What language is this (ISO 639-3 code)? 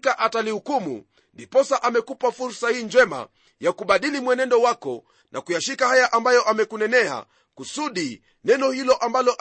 swa